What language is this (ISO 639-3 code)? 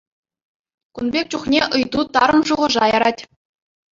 chv